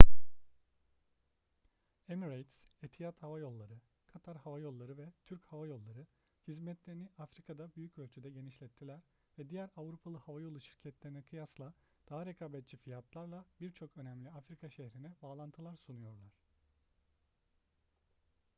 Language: Turkish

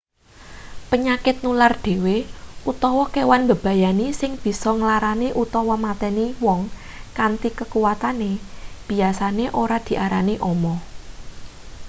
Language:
Javanese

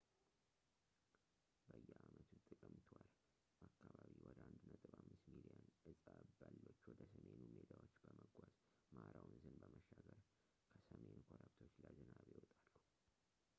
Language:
Amharic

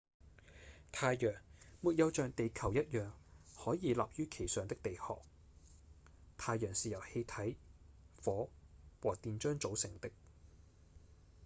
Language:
Cantonese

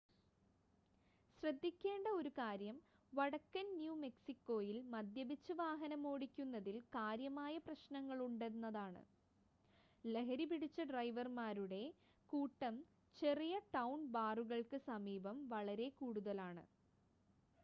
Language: Malayalam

